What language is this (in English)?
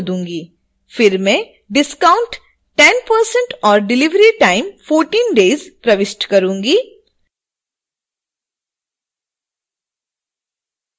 Hindi